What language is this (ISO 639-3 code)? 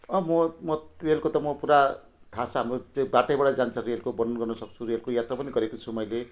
nep